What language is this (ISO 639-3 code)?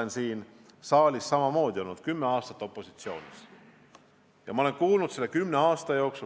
est